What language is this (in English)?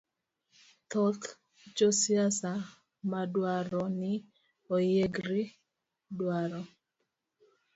Luo (Kenya and Tanzania)